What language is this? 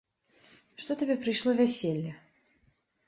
Belarusian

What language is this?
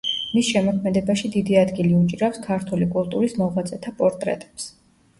Georgian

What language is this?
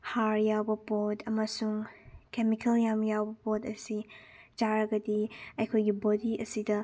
Manipuri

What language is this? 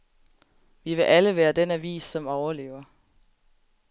Danish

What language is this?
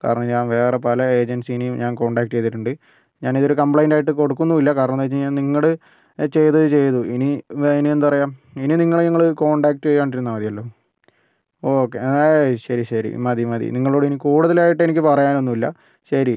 Malayalam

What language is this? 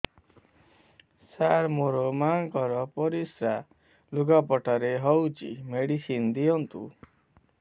Odia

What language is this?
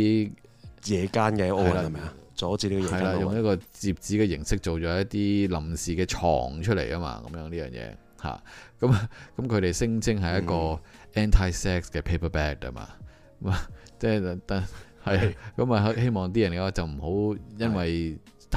Chinese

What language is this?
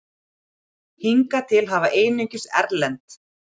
Icelandic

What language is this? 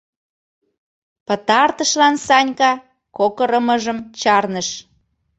Mari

